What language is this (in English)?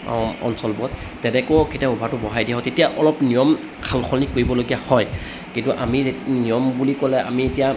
Assamese